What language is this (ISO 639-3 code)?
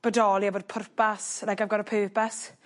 cym